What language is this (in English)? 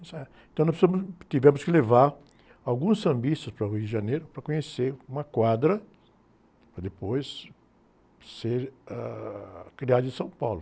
Portuguese